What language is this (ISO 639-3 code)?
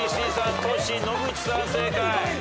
jpn